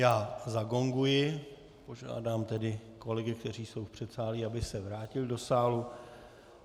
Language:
Czech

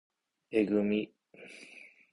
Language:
Japanese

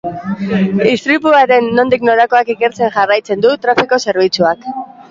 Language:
Basque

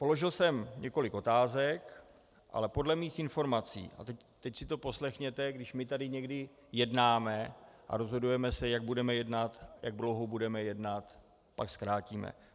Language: Czech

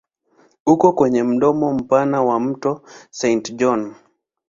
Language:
Swahili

